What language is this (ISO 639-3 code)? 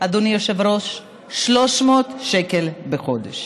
heb